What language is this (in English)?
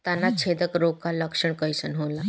Bhojpuri